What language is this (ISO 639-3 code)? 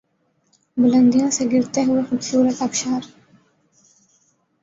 urd